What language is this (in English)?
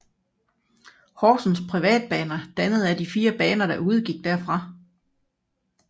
Danish